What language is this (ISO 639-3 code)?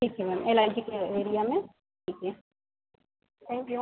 hin